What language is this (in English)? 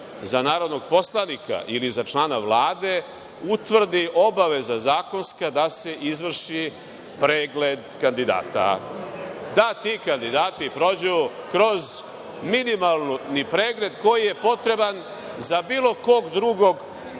Serbian